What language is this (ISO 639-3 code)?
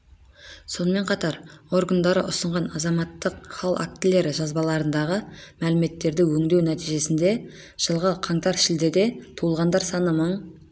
kaz